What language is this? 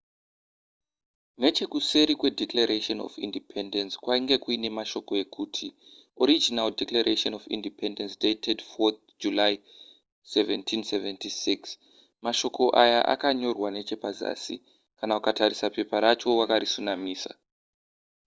Shona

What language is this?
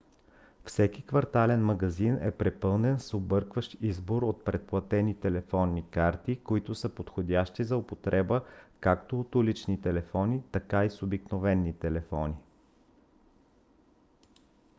Bulgarian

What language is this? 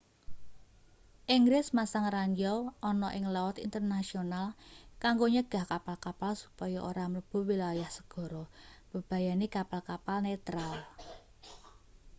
Javanese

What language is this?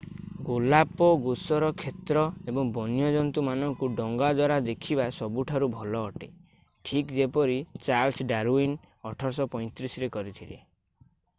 Odia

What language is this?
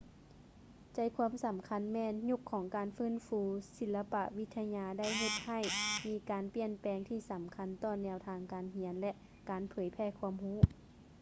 Lao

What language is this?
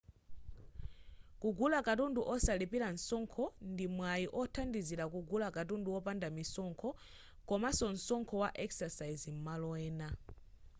Nyanja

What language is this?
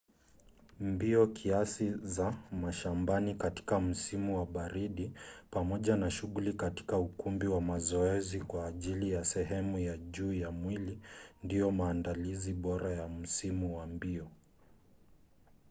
Swahili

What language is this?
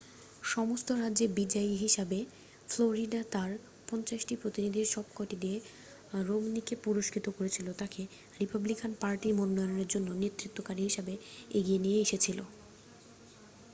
Bangla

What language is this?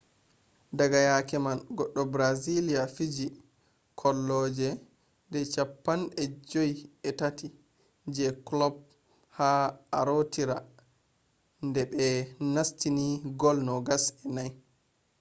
Fula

